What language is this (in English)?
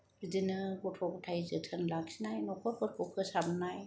Bodo